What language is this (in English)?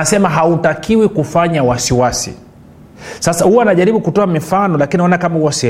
Swahili